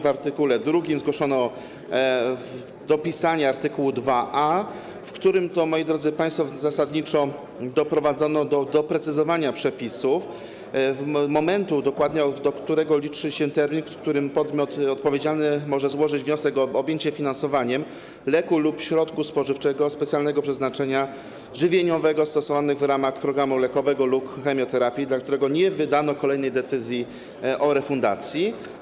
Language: Polish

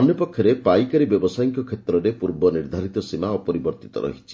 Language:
Odia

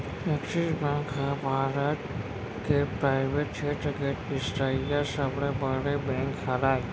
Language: Chhattisgarhi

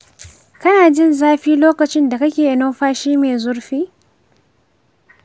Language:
Hausa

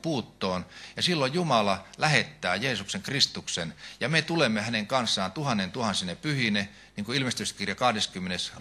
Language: Finnish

